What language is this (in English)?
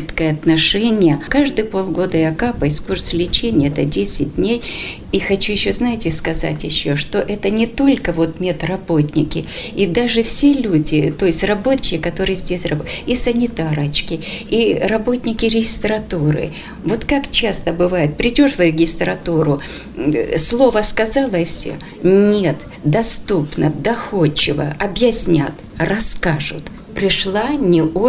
Ukrainian